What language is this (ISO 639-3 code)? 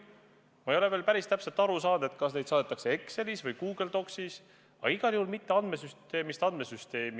est